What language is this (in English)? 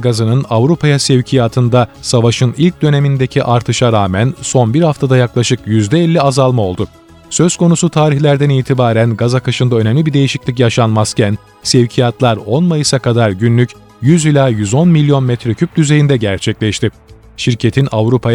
Turkish